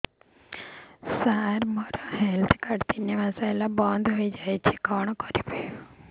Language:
Odia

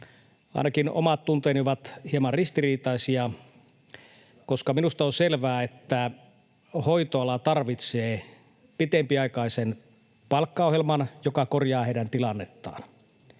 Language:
Finnish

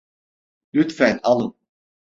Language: Turkish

